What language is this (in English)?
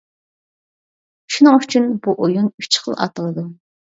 Uyghur